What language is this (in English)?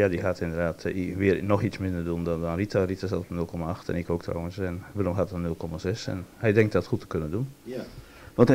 Dutch